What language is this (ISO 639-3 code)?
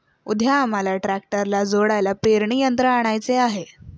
mar